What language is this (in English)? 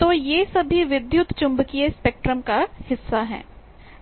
Hindi